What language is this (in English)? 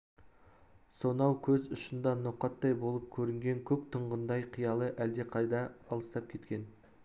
Kazakh